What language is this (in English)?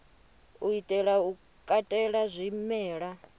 Venda